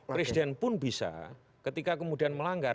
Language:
Indonesian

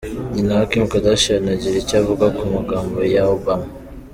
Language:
Kinyarwanda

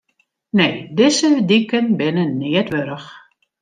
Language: Western Frisian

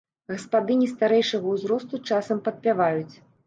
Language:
Belarusian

